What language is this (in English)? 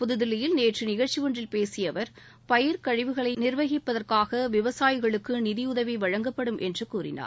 Tamil